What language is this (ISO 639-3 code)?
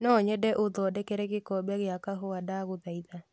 kik